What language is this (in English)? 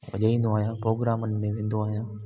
Sindhi